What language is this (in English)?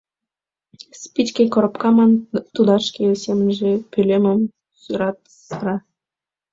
Mari